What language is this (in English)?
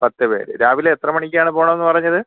Malayalam